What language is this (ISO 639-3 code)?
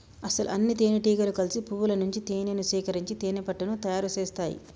tel